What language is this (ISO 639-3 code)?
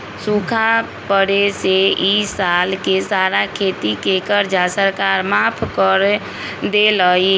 mag